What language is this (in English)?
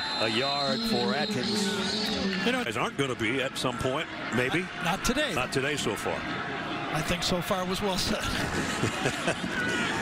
English